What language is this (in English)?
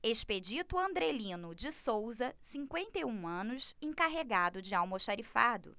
Portuguese